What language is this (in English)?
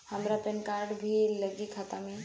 Bhojpuri